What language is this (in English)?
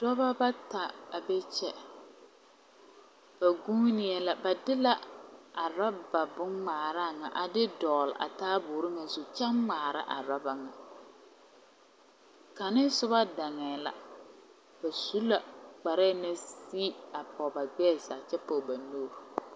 Southern Dagaare